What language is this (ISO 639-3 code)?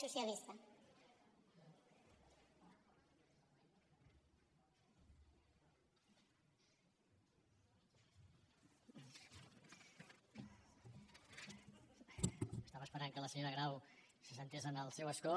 cat